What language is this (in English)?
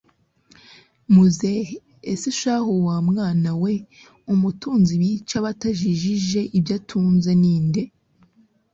Kinyarwanda